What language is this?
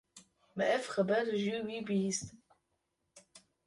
Kurdish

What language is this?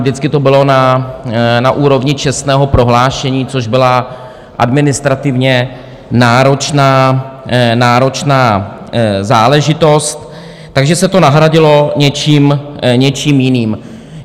Czech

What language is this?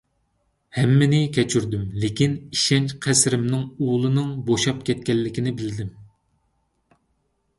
Uyghur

